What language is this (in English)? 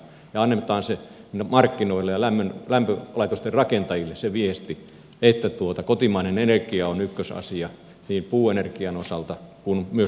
Finnish